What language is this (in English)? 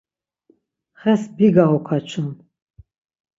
Laz